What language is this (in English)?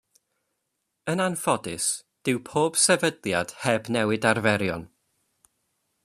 Welsh